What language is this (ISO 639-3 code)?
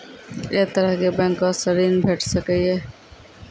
mai